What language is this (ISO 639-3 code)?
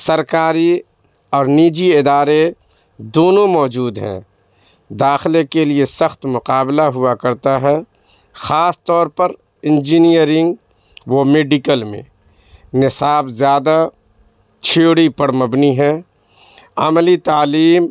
urd